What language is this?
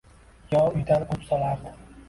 Uzbek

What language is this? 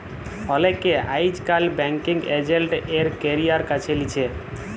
Bangla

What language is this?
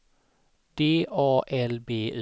Swedish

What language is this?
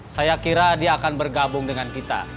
Indonesian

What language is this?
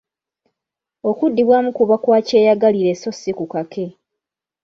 Ganda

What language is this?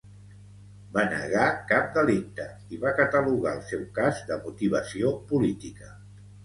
Catalan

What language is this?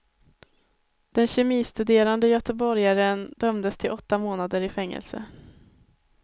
Swedish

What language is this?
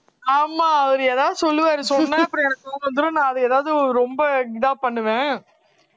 Tamil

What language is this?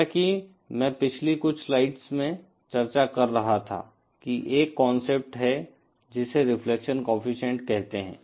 Hindi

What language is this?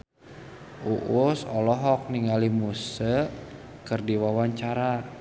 Sundanese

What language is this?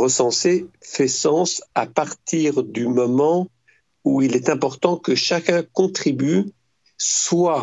French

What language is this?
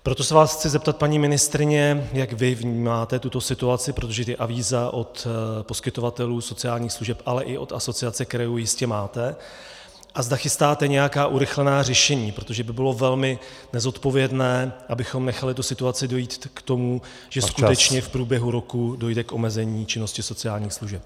Czech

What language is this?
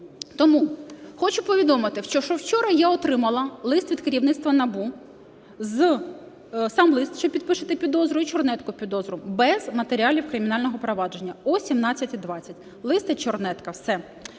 Ukrainian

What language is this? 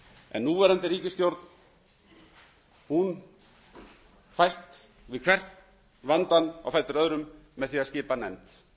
Icelandic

